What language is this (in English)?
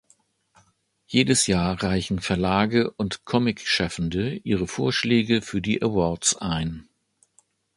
German